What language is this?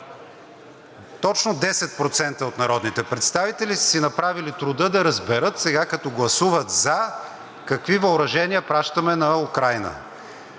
Bulgarian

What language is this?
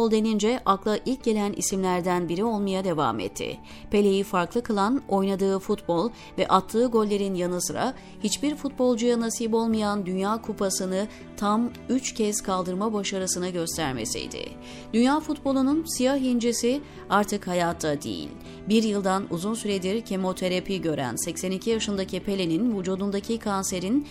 Turkish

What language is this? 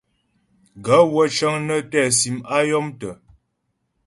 Ghomala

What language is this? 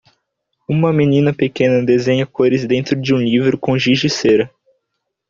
Portuguese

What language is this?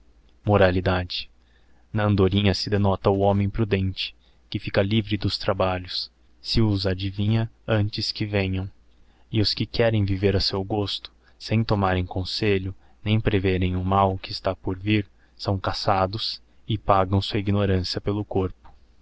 Portuguese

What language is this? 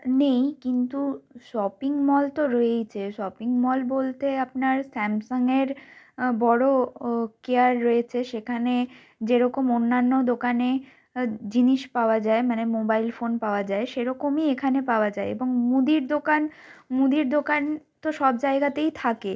Bangla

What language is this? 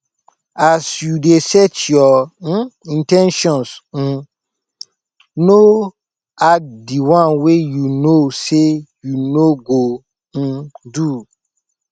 Nigerian Pidgin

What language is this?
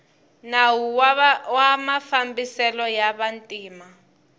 Tsonga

